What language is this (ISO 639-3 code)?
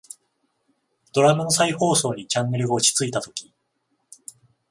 jpn